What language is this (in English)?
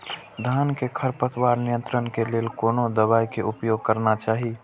Maithili